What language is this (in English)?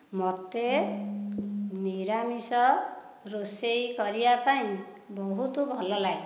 Odia